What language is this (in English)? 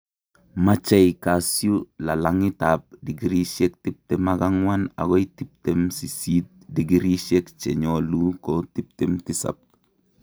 Kalenjin